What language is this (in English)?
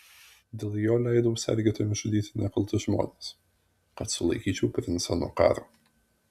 Lithuanian